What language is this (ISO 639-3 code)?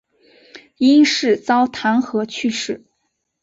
zho